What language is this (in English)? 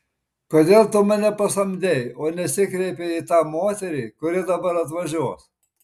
Lithuanian